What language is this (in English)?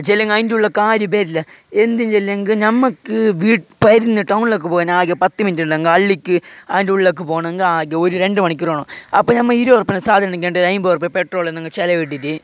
Malayalam